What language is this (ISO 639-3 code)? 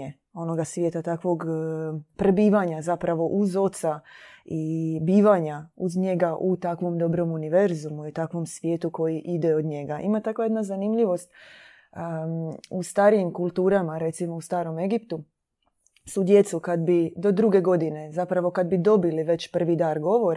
hrv